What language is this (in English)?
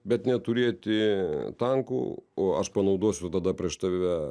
Lithuanian